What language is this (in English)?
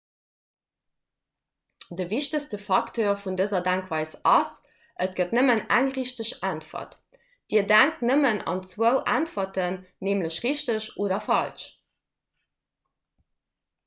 Luxembourgish